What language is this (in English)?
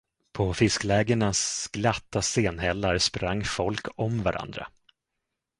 Swedish